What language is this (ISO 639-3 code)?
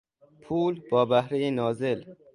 fas